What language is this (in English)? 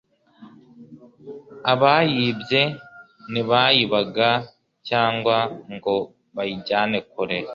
Kinyarwanda